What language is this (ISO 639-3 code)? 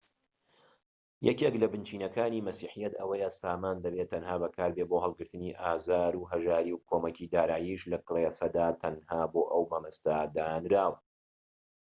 ckb